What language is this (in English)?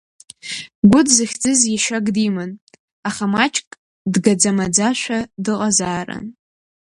Abkhazian